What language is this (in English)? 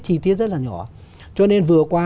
Vietnamese